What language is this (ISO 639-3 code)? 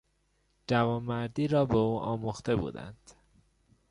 fas